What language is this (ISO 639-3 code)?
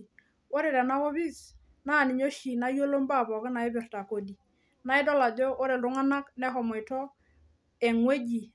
mas